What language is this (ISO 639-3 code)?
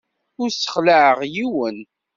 kab